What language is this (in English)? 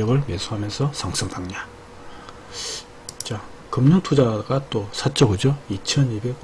Korean